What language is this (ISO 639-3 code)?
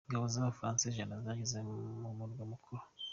kin